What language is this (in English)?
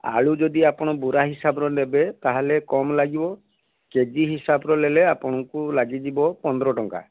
Odia